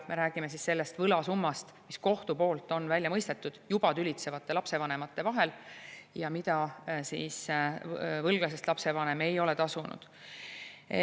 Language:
Estonian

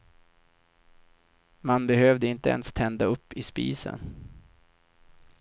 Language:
Swedish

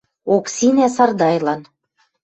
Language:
Western Mari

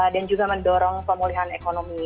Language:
Indonesian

